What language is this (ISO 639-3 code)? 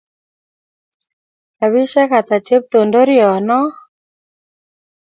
kln